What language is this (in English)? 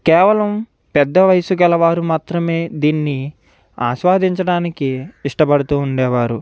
Telugu